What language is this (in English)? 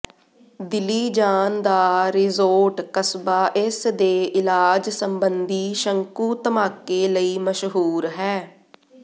Punjabi